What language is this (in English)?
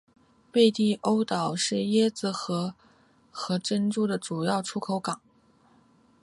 Chinese